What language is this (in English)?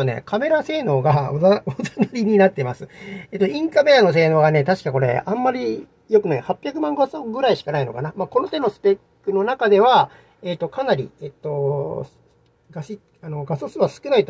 Japanese